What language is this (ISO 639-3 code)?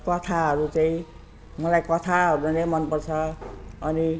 nep